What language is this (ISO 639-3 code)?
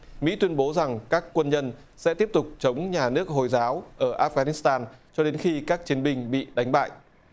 vie